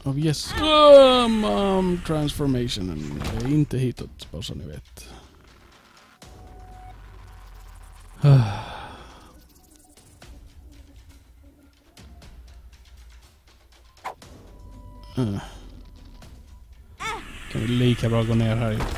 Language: Swedish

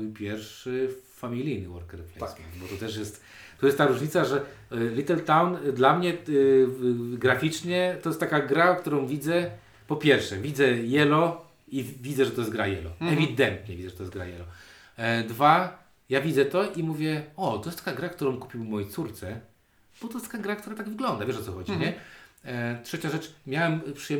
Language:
Polish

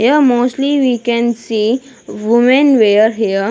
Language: English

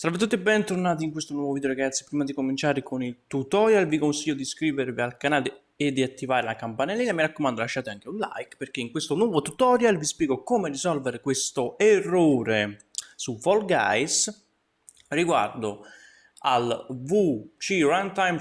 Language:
Italian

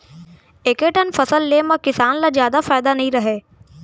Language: Chhattisgarhi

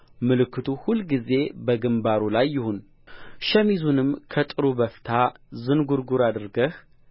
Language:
Amharic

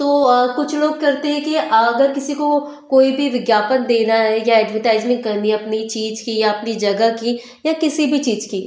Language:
Hindi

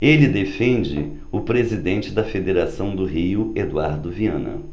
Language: Portuguese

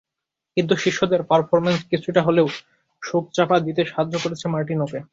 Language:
Bangla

